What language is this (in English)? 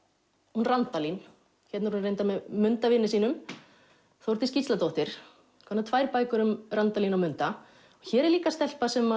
Icelandic